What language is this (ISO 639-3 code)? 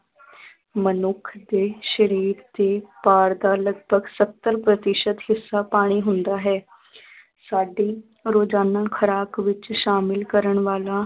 pan